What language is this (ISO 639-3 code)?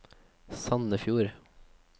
nor